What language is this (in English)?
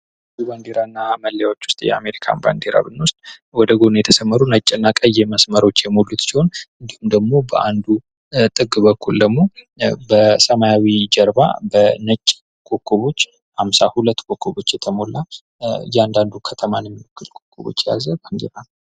Amharic